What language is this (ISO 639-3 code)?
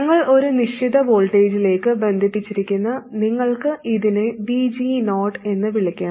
mal